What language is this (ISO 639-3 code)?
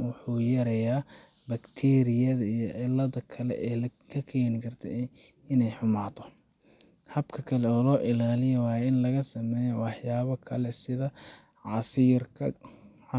som